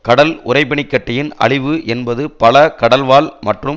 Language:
Tamil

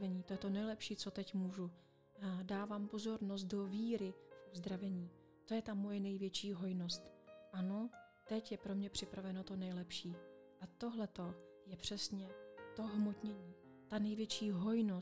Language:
Czech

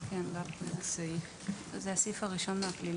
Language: Hebrew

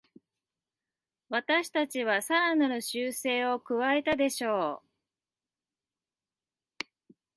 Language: Japanese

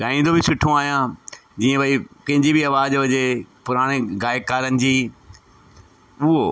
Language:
Sindhi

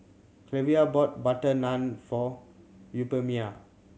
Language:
English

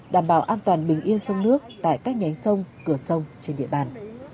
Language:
Vietnamese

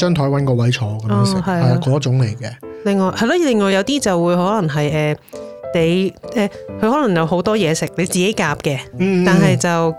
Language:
Chinese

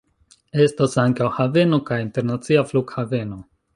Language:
Esperanto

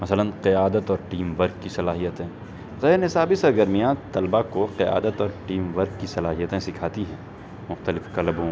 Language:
Urdu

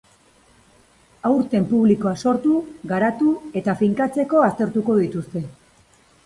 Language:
Basque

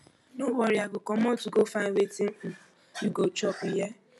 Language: Nigerian Pidgin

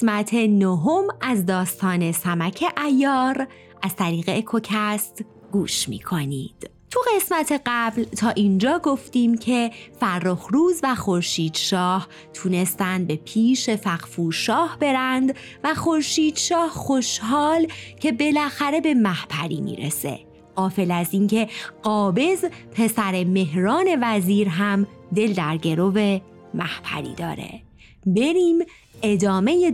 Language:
Persian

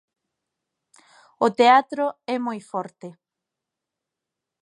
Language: Galician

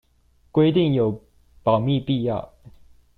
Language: Chinese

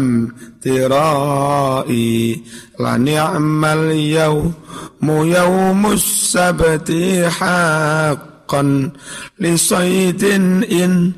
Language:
Indonesian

